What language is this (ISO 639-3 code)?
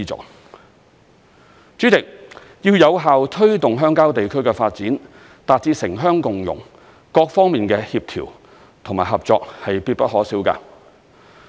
yue